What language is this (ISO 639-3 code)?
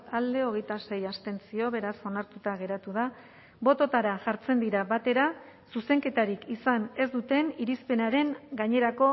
eus